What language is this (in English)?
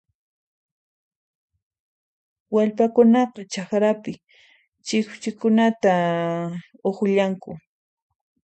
Puno Quechua